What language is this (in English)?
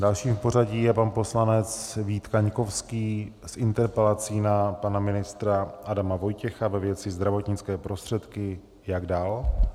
Czech